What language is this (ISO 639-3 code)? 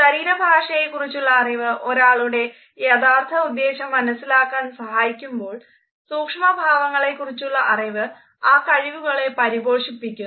mal